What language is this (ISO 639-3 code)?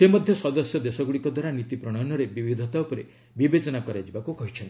ori